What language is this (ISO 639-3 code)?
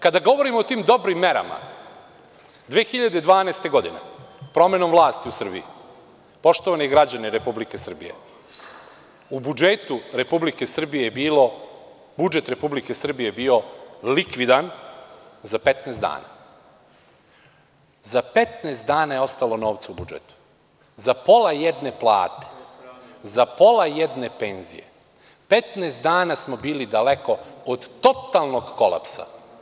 srp